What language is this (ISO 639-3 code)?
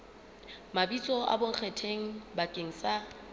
sot